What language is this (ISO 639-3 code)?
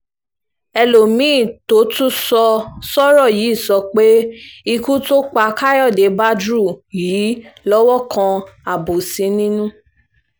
yor